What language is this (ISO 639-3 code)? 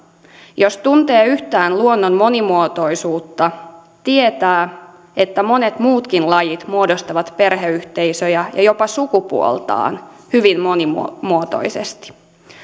fin